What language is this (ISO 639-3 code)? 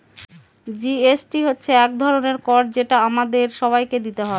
ben